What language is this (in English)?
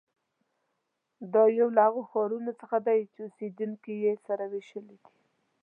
Pashto